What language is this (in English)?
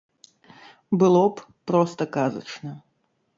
Belarusian